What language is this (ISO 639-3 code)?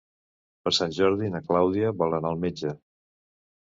cat